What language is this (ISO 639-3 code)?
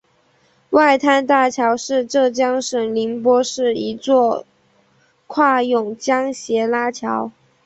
zho